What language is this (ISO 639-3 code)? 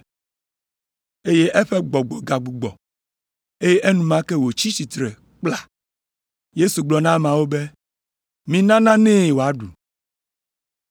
ewe